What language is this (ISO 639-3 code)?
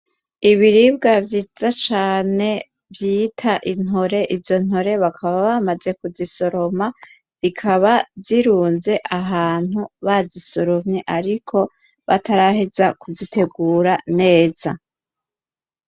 run